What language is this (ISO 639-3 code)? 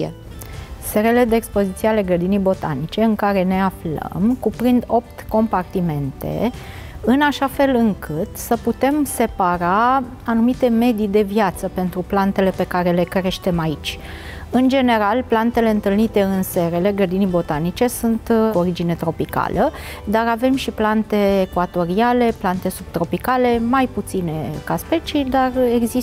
ron